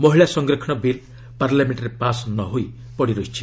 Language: Odia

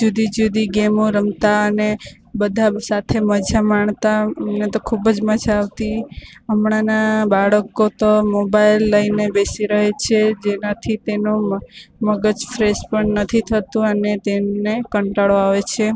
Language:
Gujarati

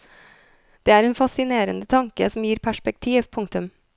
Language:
Norwegian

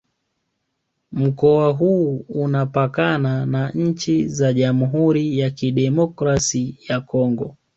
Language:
Swahili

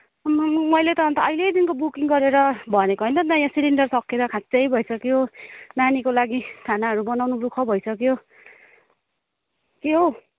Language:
Nepali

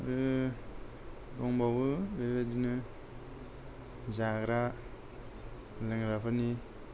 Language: Bodo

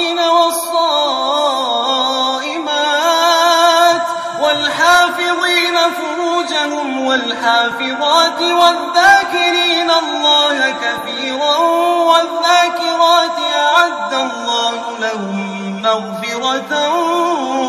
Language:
Arabic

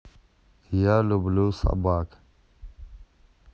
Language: Russian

